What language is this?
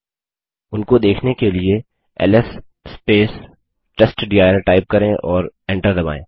Hindi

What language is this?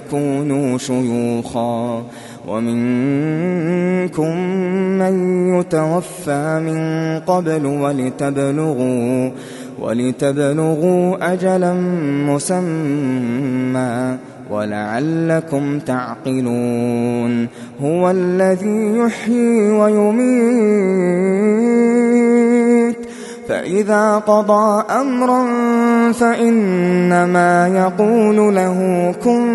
Arabic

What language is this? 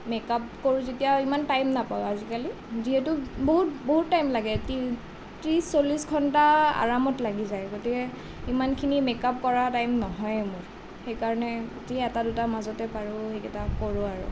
Assamese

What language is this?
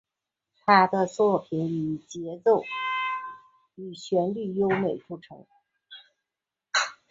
Chinese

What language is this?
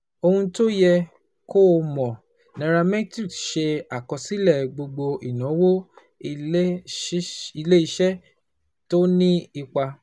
Yoruba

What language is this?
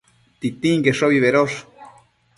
Matsés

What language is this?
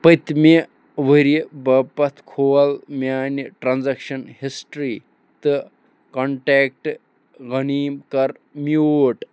Kashmiri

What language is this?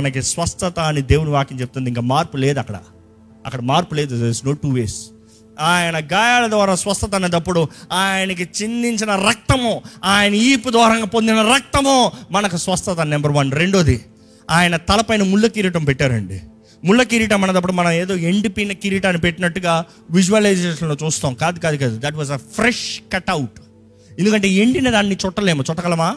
Telugu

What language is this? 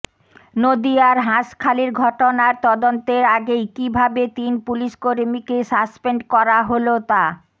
Bangla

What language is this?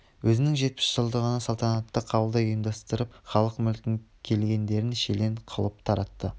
Kazakh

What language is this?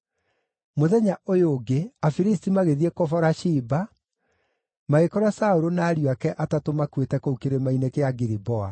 Kikuyu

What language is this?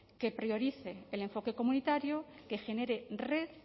Spanish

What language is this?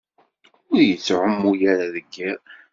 Kabyle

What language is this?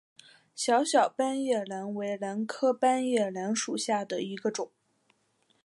Chinese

